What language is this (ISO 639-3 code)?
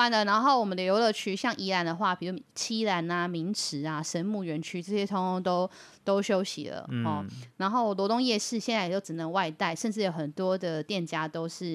zho